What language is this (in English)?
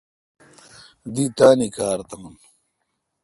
Kalkoti